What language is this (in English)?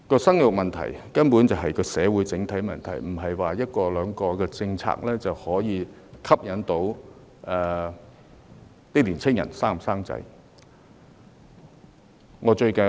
Cantonese